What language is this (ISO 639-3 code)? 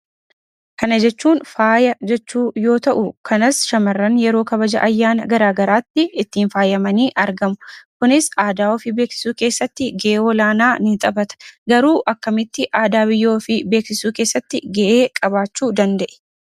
orm